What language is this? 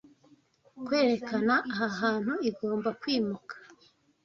Kinyarwanda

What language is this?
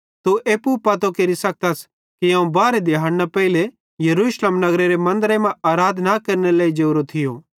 Bhadrawahi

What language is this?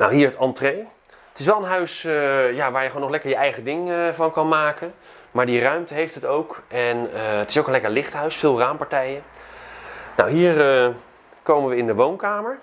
Dutch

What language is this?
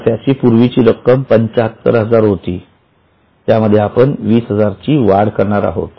Marathi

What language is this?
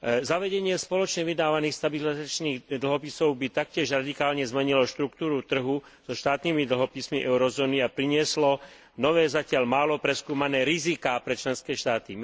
Slovak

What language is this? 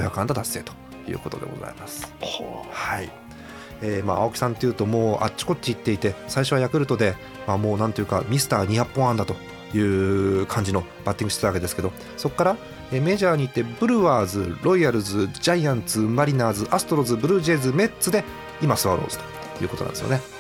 Japanese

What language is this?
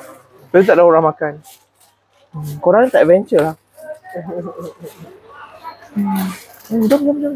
Malay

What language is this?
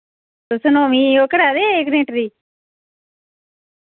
Dogri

